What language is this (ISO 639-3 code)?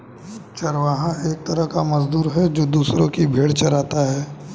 hin